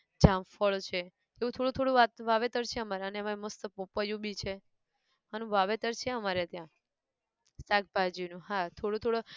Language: Gujarati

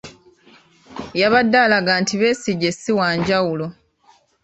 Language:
Ganda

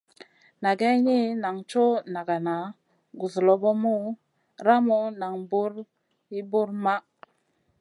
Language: Masana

